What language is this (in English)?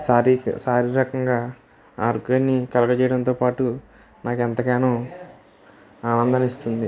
Telugu